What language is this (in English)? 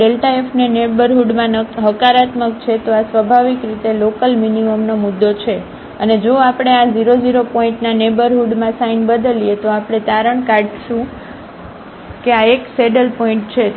Gujarati